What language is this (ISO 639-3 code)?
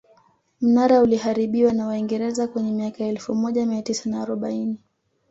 swa